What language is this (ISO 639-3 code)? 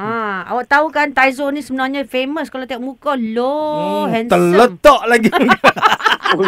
msa